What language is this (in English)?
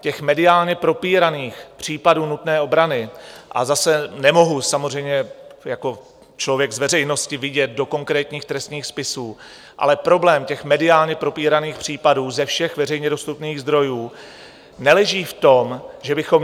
Czech